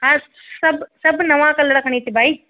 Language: Sindhi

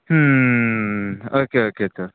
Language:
Konkani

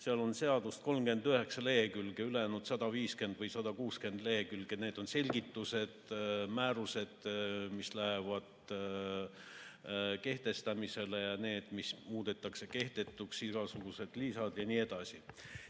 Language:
Estonian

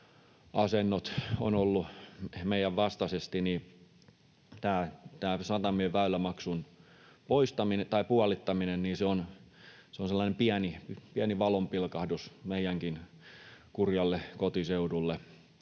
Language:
Finnish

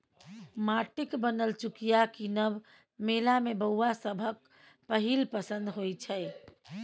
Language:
Maithili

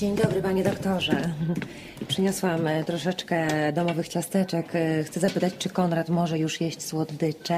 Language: Polish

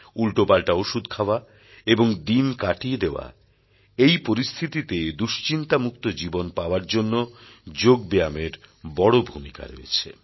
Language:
Bangla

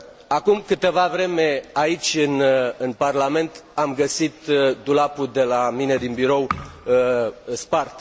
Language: Romanian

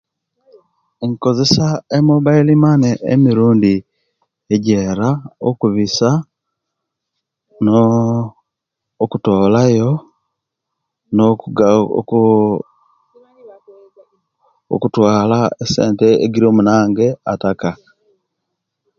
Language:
Kenyi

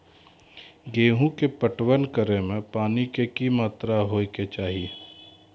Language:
Maithili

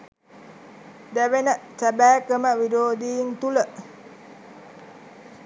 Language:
Sinhala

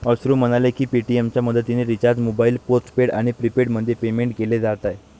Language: Marathi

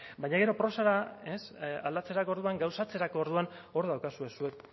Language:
Basque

